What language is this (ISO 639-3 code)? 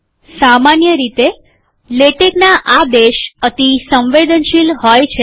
guj